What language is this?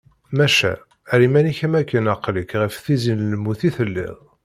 Kabyle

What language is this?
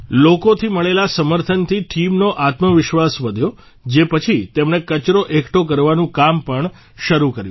Gujarati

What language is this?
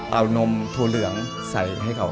Thai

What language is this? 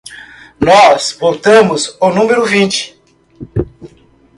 Portuguese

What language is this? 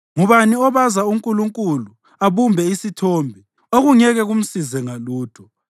North Ndebele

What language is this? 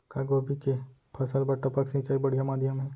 Chhattisgarhi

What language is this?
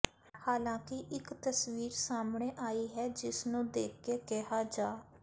Punjabi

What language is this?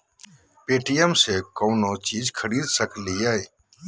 Magahi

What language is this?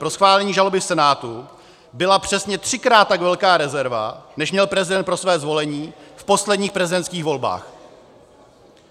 Czech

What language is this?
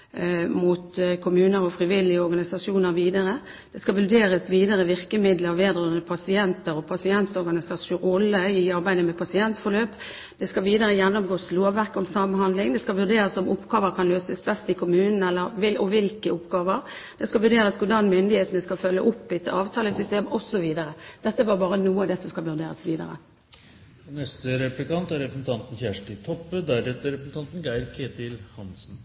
Norwegian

